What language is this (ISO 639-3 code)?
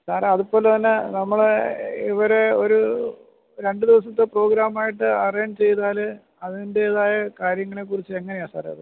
mal